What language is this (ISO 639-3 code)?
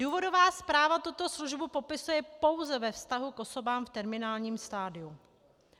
ces